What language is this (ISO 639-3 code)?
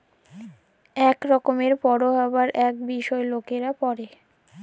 ben